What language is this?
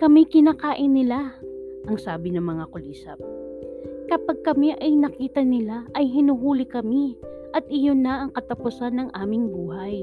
Filipino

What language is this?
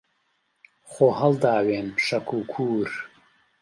Central Kurdish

